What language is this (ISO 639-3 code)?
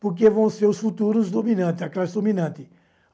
por